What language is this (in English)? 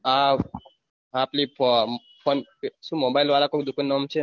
Gujarati